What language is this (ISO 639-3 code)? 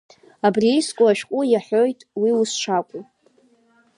abk